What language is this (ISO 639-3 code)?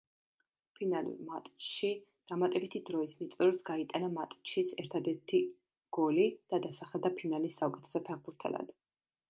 kat